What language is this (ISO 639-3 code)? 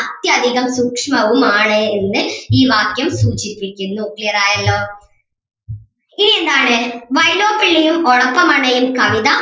mal